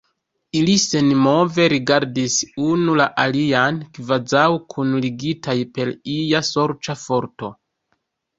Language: Esperanto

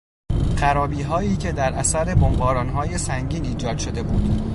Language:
Persian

